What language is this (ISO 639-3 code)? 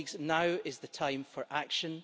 eng